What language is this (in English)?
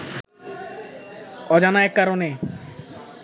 Bangla